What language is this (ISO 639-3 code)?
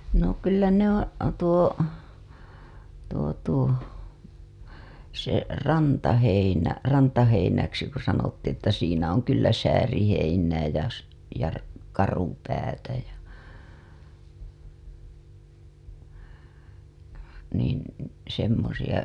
fin